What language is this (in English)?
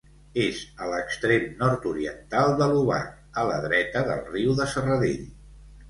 Catalan